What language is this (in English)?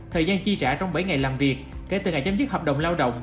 Vietnamese